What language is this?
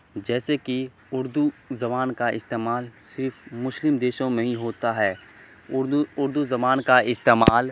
Urdu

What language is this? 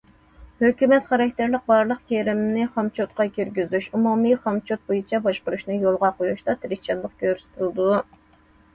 Uyghur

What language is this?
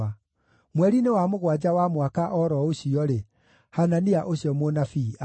Kikuyu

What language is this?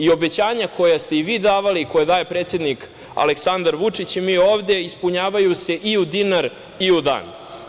Serbian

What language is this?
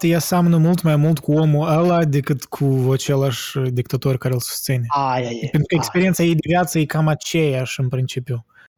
Romanian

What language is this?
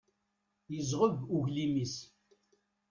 Kabyle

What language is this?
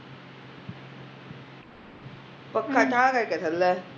Punjabi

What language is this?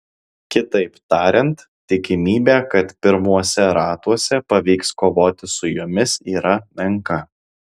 Lithuanian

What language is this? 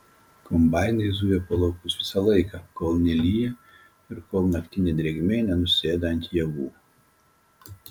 Lithuanian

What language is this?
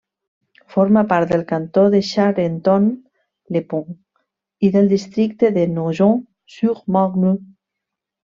Catalan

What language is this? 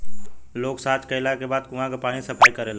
Bhojpuri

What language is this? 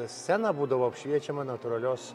Lithuanian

